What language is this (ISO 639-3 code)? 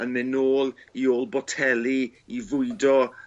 cym